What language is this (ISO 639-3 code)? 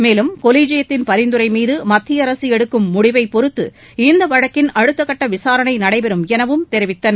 tam